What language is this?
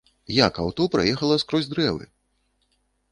Belarusian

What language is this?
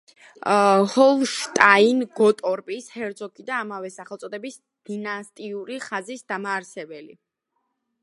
Georgian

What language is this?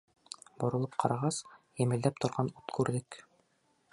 Bashkir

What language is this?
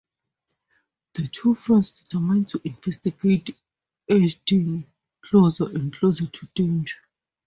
English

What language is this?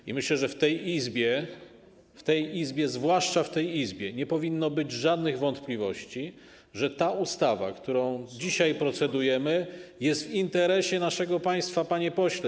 Polish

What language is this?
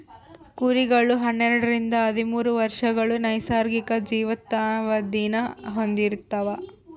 Kannada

